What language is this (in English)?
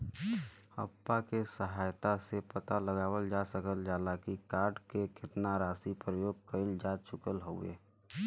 Bhojpuri